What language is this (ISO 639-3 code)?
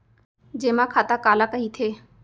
hne